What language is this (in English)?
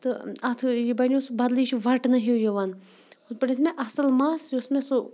Kashmiri